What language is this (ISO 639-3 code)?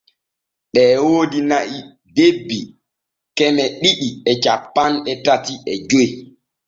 fue